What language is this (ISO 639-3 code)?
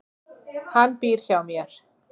isl